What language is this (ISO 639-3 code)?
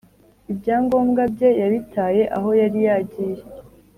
kin